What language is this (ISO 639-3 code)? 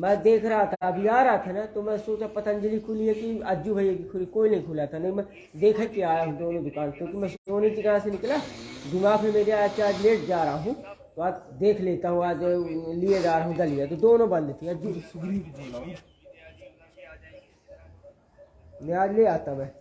hin